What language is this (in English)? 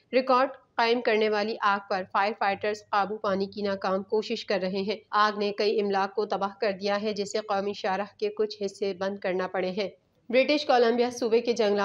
Hindi